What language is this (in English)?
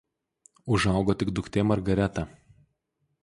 Lithuanian